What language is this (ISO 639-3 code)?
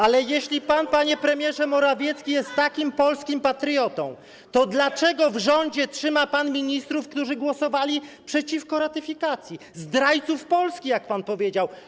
pol